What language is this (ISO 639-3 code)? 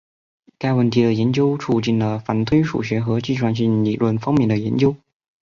zho